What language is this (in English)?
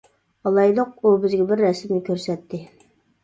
Uyghur